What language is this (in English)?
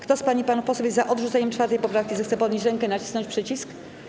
Polish